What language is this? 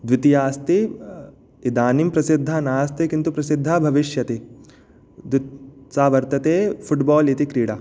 Sanskrit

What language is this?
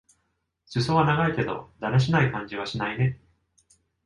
Japanese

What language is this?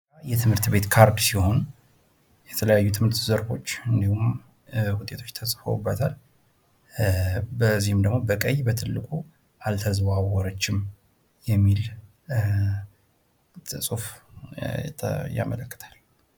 Amharic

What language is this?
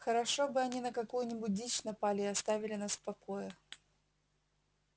Russian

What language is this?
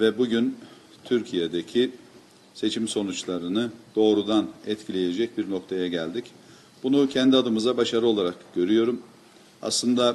Turkish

